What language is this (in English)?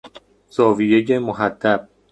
Persian